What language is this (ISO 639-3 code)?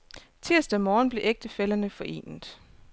dan